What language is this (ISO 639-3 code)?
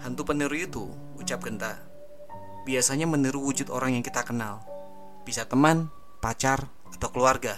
ind